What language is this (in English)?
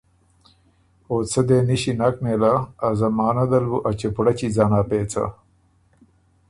Ormuri